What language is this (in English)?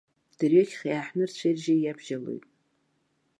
Abkhazian